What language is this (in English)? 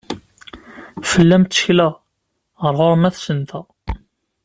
Kabyle